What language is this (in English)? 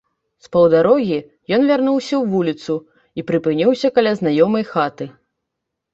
Belarusian